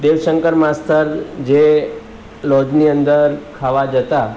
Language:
Gujarati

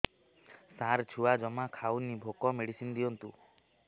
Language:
Odia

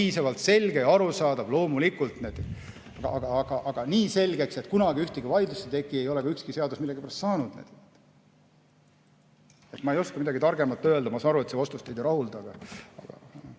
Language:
Estonian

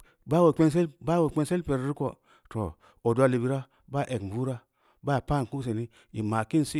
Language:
Samba Leko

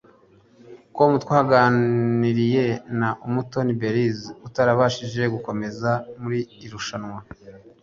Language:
Kinyarwanda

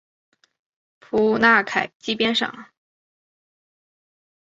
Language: Chinese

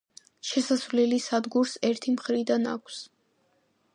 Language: Georgian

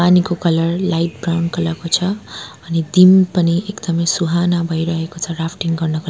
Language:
Nepali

